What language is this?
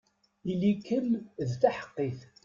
Kabyle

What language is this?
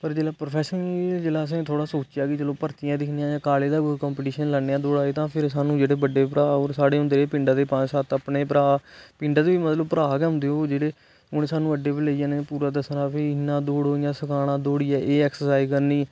Dogri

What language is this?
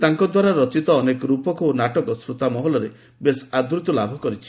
Odia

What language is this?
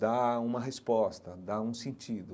Portuguese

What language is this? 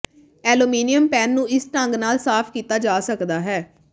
Punjabi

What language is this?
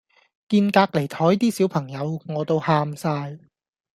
Cantonese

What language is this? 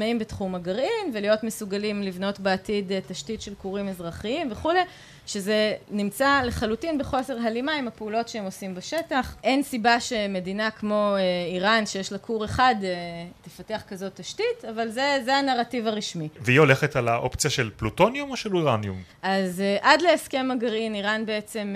Hebrew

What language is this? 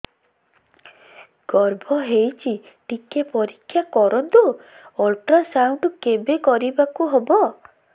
Odia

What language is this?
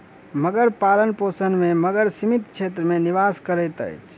Maithili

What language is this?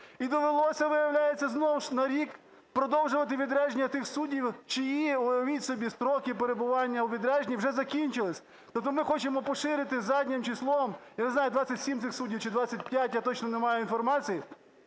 Ukrainian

